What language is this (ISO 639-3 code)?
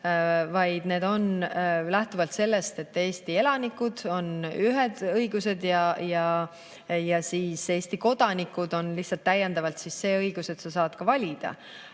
est